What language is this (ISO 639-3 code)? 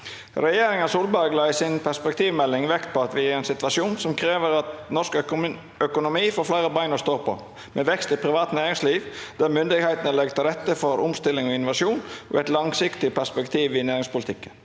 nor